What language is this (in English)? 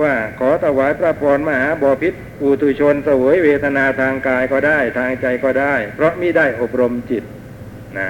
Thai